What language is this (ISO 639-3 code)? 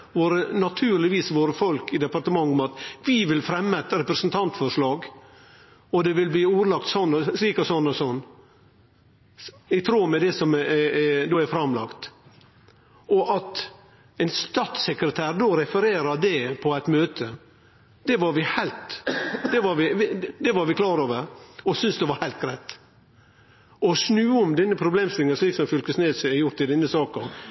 nno